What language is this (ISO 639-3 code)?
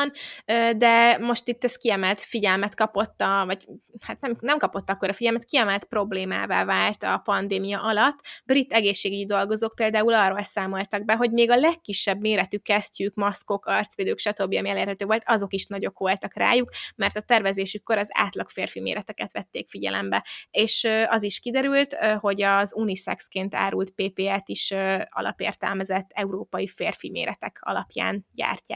hun